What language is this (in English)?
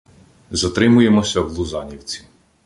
Ukrainian